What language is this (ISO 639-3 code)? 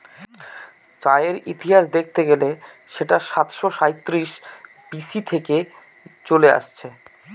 ben